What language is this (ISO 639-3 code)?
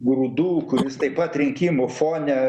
lit